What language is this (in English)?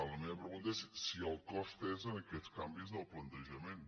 Catalan